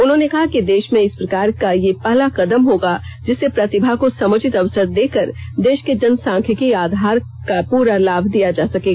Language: Hindi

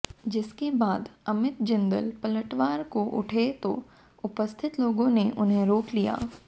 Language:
Hindi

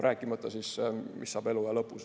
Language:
Estonian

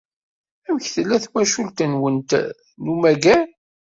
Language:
Kabyle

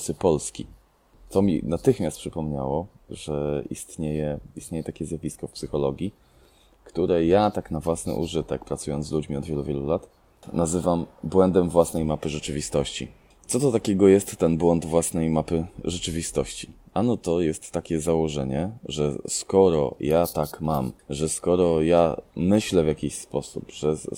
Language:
Polish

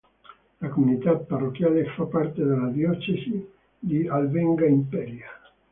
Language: Italian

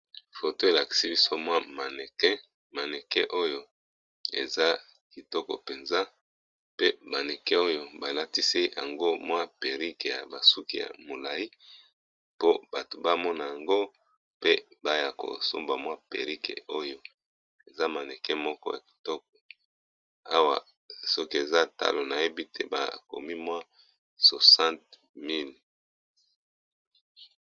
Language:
Lingala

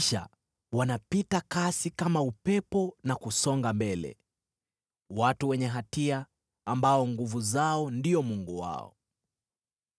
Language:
Swahili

